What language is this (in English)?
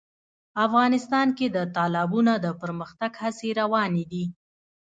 Pashto